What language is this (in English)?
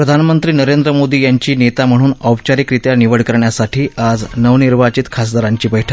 Marathi